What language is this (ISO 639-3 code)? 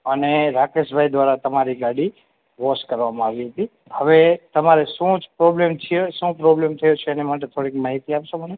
guj